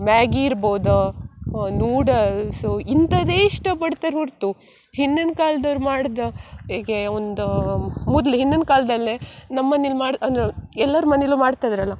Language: Kannada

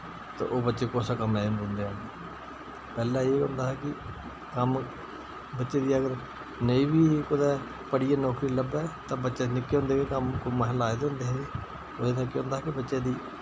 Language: Dogri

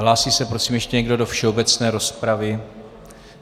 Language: Czech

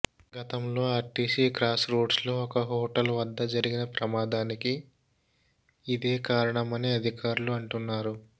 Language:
Telugu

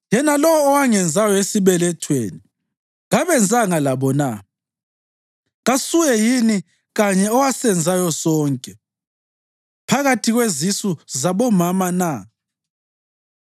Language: North Ndebele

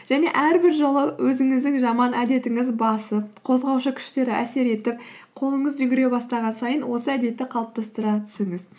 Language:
Kazakh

